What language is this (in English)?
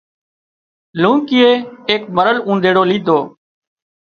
Wadiyara Koli